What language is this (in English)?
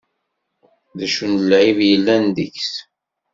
Kabyle